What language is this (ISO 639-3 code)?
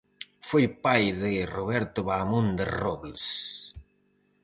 glg